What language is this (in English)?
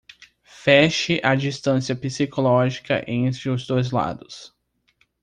Portuguese